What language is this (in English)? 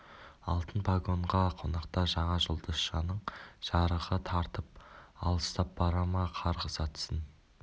Kazakh